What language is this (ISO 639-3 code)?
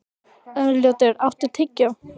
isl